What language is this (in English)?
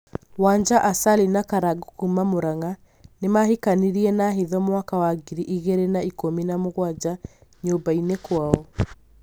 Kikuyu